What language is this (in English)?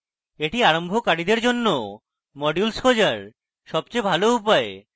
Bangla